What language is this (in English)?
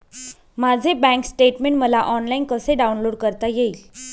Marathi